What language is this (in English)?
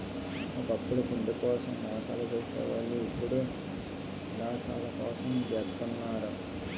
Telugu